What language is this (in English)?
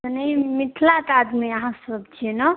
Maithili